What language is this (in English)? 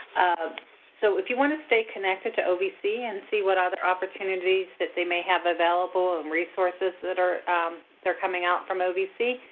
English